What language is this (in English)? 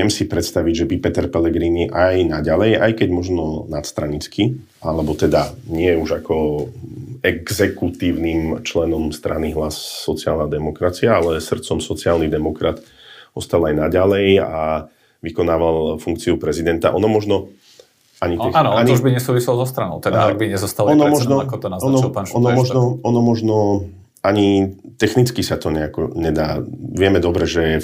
Slovak